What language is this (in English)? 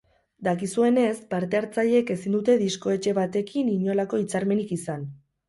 Basque